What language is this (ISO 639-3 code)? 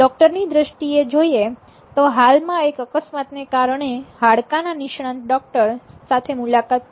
guj